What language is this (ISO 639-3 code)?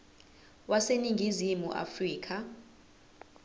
zul